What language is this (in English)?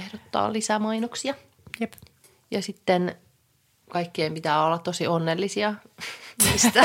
Finnish